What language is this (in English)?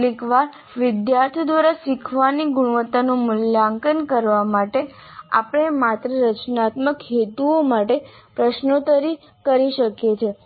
Gujarati